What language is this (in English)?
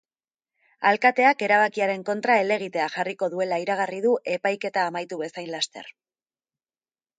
Basque